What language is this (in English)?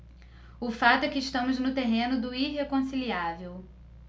Portuguese